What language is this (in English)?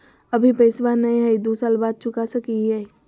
Magahi